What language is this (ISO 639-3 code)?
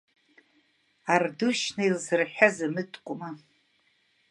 abk